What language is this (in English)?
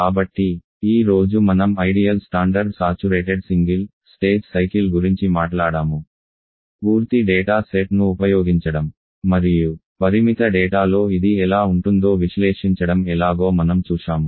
Telugu